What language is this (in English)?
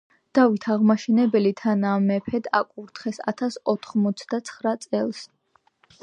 Georgian